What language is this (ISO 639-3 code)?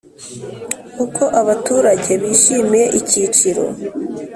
kin